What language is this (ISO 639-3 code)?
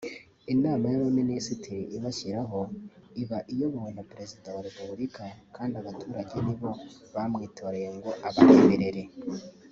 kin